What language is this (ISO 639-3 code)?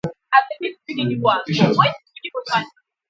ibo